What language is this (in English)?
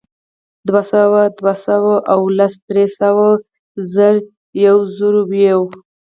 Pashto